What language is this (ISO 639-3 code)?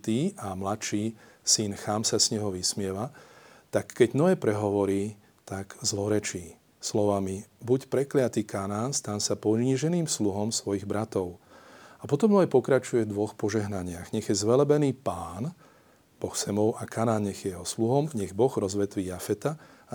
slk